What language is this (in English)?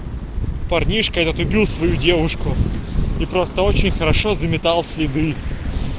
Russian